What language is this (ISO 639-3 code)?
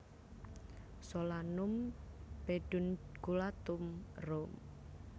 jav